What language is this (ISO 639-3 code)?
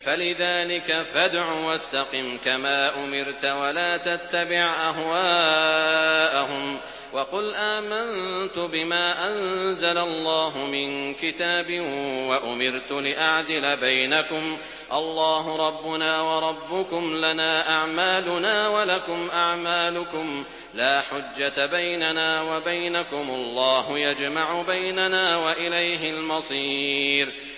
ara